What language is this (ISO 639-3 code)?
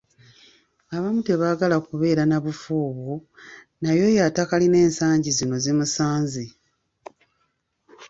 lug